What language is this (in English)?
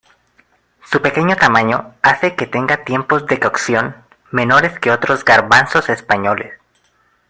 Spanish